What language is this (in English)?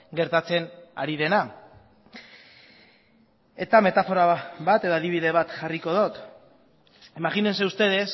Basque